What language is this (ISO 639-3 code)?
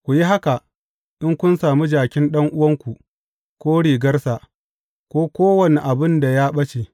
hau